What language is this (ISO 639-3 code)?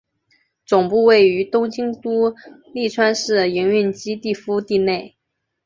zho